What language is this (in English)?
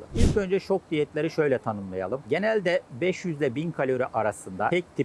Turkish